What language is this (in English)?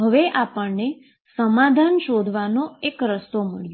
Gujarati